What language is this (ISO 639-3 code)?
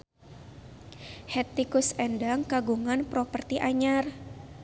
sun